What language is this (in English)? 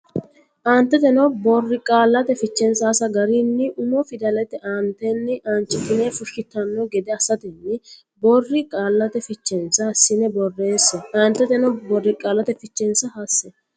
Sidamo